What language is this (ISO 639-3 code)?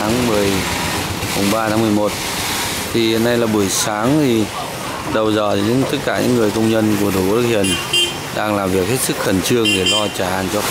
vie